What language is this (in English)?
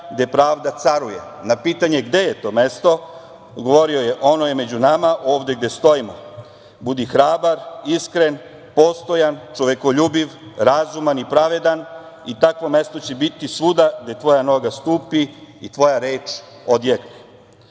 Serbian